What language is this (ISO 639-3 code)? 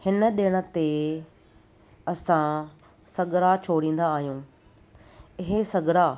snd